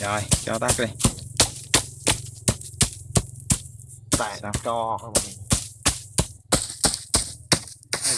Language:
Vietnamese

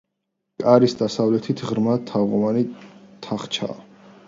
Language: Georgian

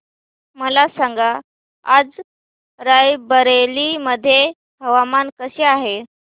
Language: Marathi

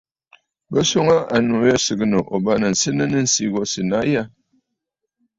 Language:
Bafut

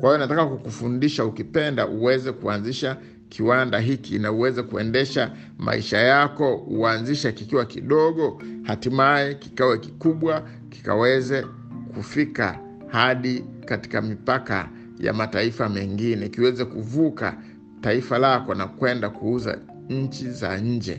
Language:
Swahili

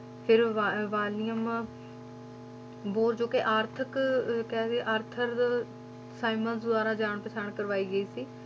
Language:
Punjabi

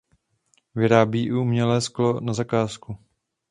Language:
Czech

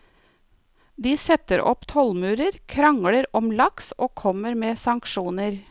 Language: Norwegian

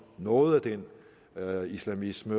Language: Danish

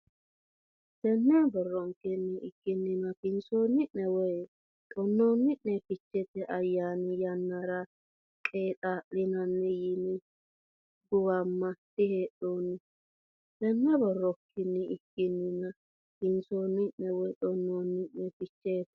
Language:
Sidamo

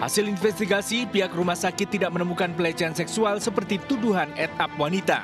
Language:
Indonesian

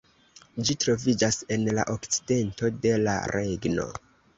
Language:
Esperanto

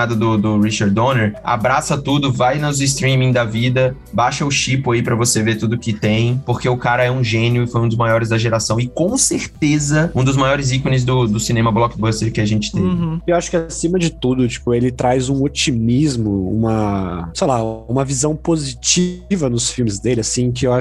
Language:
Portuguese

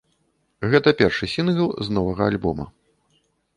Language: Belarusian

